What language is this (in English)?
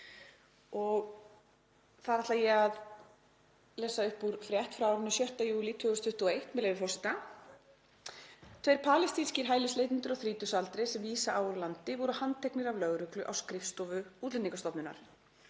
Icelandic